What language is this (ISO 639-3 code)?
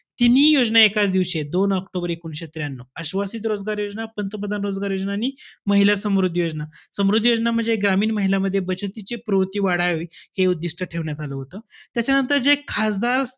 mar